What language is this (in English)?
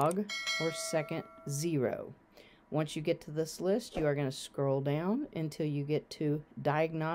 English